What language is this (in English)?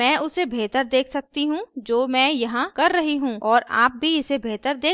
Hindi